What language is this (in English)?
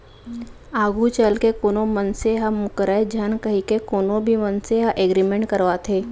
Chhattisgarhi